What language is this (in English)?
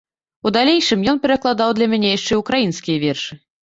Belarusian